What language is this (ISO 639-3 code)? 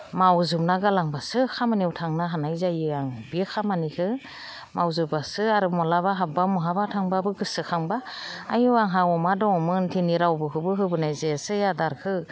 brx